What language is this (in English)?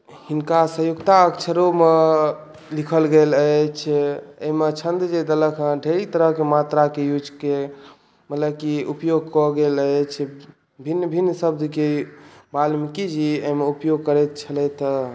Maithili